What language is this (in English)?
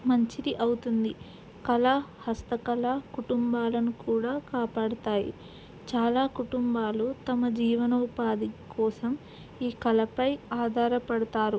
Telugu